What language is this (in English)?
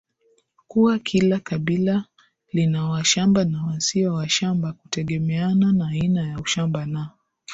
Swahili